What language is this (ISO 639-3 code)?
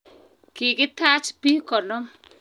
kln